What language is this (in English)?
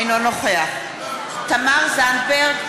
Hebrew